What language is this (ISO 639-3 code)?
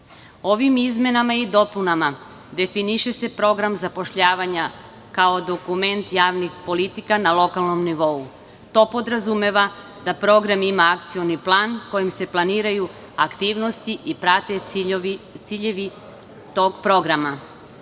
srp